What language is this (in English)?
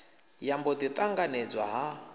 Venda